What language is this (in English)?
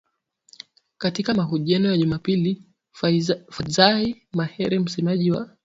Swahili